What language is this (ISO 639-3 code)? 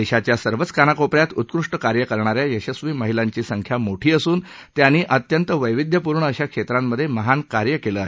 mar